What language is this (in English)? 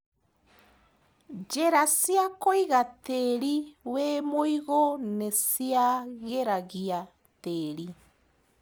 Kikuyu